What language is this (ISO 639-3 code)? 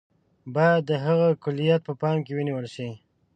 pus